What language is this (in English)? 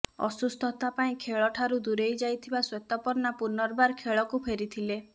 Odia